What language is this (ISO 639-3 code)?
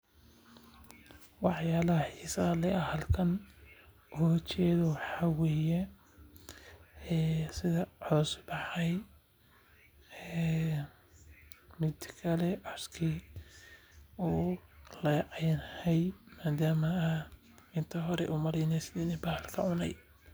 som